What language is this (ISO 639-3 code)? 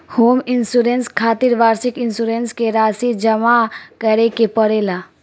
bho